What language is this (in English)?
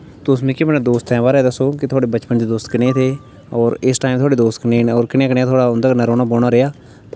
Dogri